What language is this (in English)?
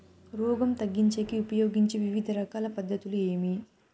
Telugu